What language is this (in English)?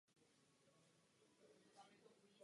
Czech